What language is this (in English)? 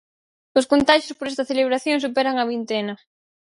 Galician